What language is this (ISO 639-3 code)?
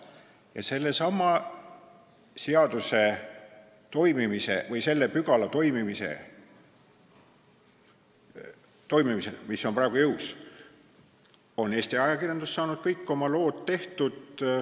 est